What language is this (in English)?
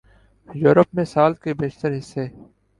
Urdu